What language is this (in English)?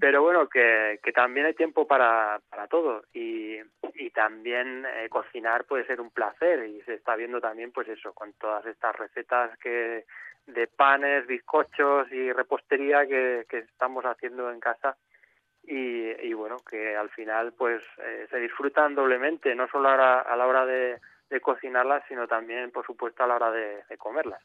Spanish